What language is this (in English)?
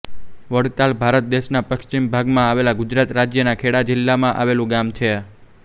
Gujarati